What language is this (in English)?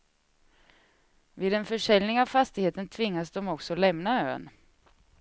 Swedish